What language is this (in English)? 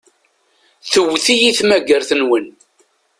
Kabyle